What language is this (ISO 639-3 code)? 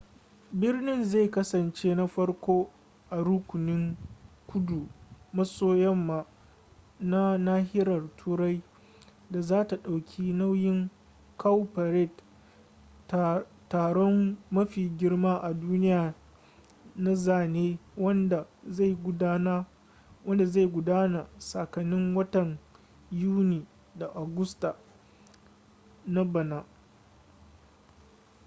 hau